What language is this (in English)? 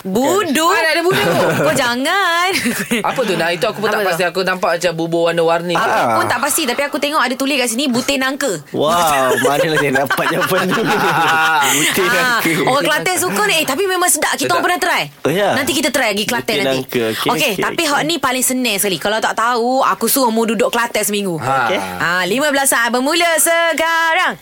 Malay